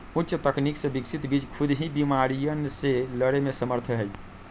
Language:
Magahi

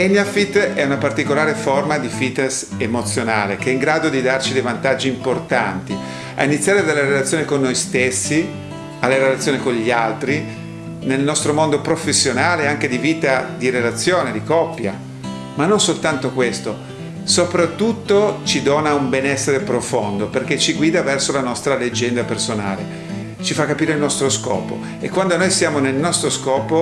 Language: Italian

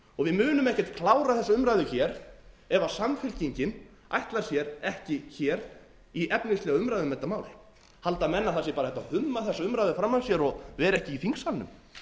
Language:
Icelandic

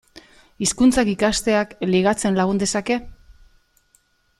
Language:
Basque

